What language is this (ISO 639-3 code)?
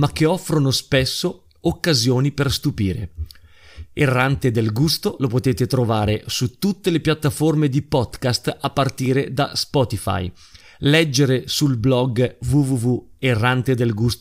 ita